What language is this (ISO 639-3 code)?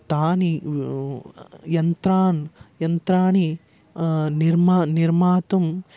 san